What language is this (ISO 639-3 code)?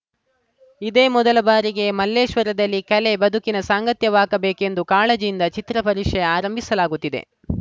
kan